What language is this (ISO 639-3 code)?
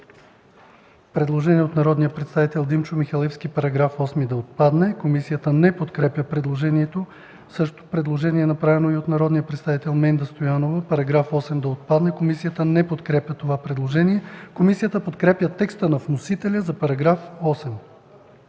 bul